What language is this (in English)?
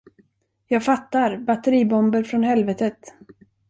Swedish